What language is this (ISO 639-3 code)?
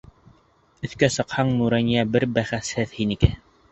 bak